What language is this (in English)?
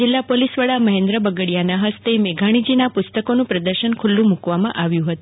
Gujarati